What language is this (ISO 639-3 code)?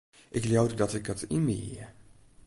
fry